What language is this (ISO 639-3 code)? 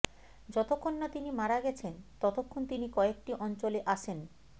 ben